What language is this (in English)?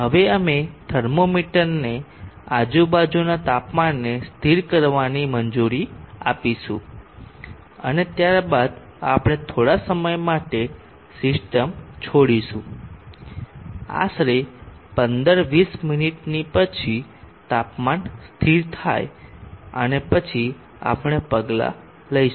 Gujarati